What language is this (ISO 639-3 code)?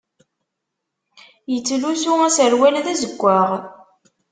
kab